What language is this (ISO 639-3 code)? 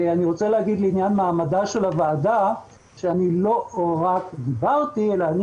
heb